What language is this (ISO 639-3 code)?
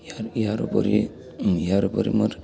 asm